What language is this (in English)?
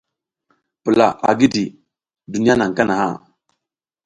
South Giziga